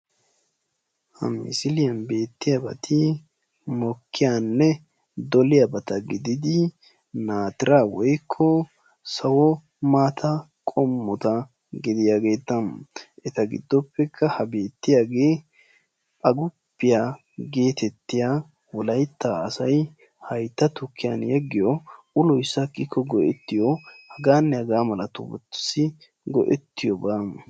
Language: Wolaytta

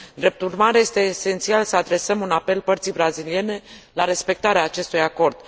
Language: Romanian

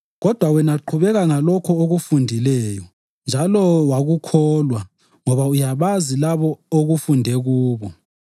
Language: North Ndebele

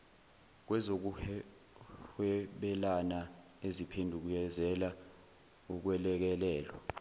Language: Zulu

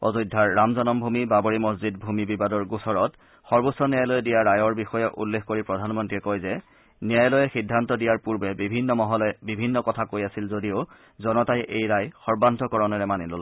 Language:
Assamese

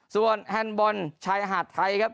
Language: Thai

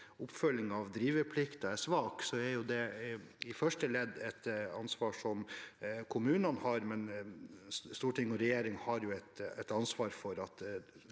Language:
Norwegian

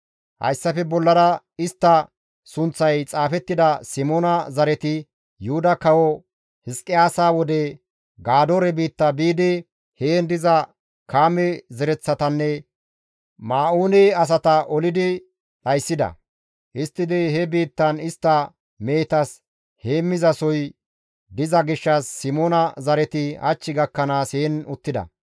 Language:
Gamo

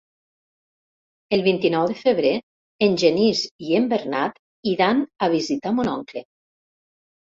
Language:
Catalan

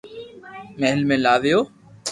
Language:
Loarki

